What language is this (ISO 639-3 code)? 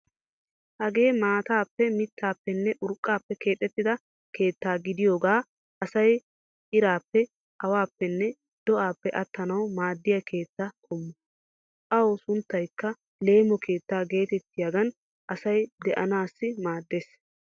wal